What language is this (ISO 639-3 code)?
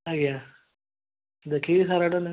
ori